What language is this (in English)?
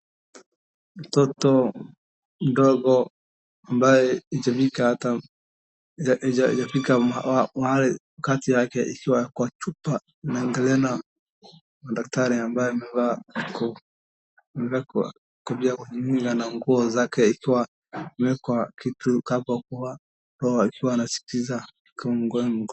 Swahili